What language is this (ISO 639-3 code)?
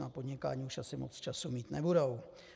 ces